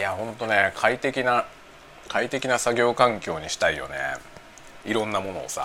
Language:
Japanese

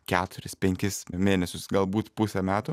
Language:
Lithuanian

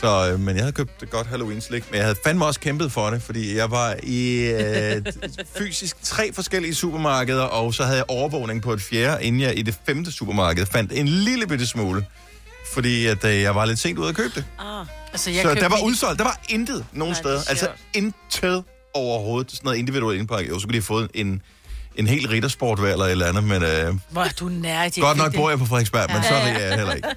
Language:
Danish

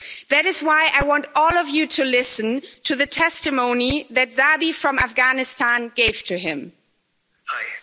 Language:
English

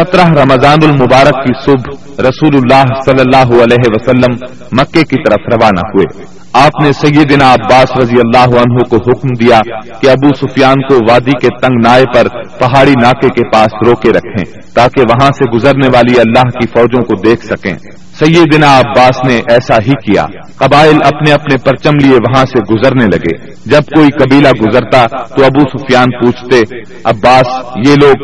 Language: Urdu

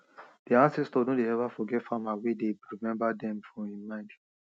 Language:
Nigerian Pidgin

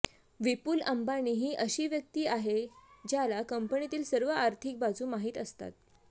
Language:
Marathi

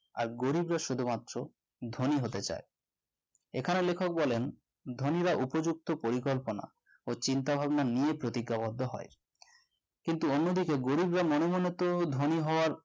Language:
Bangla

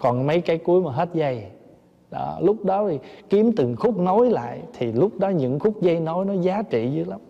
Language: Vietnamese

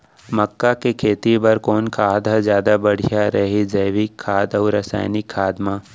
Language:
Chhattisgarhi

